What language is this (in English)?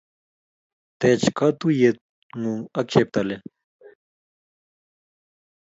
Kalenjin